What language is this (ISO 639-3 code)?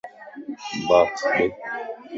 lss